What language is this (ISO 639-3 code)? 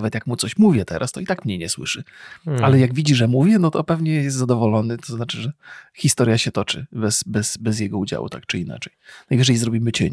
pol